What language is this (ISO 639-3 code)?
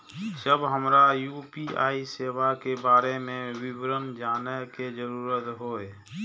mai